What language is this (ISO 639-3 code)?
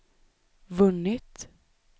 swe